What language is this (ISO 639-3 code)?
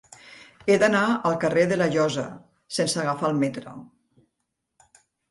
cat